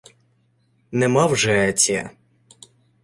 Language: Ukrainian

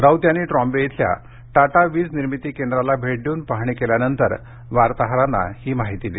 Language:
Marathi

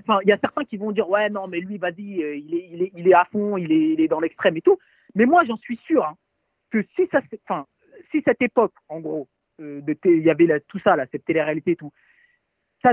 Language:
French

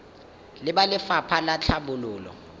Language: Tswana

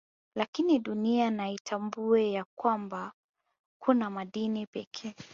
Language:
Swahili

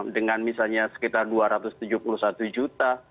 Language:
Indonesian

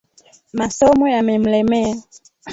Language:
Swahili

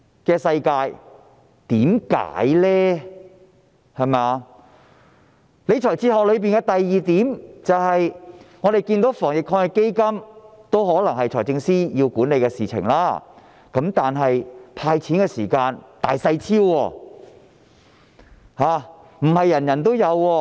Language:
Cantonese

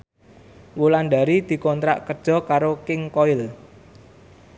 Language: Javanese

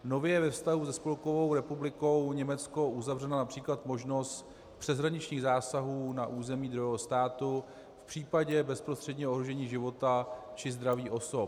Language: Czech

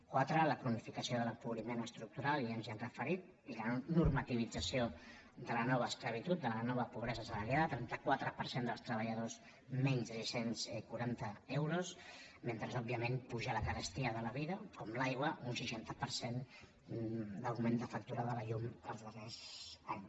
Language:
Catalan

